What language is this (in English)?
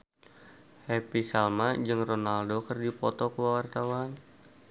Sundanese